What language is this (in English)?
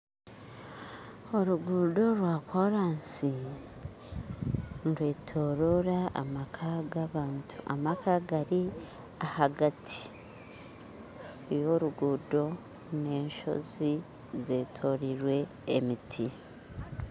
Nyankole